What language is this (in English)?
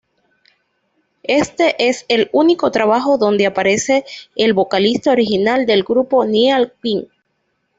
Spanish